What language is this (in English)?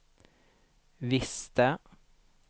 Swedish